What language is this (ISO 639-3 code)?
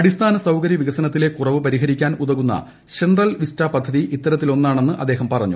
mal